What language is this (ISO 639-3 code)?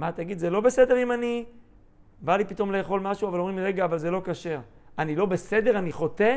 heb